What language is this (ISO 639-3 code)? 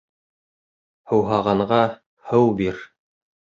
bak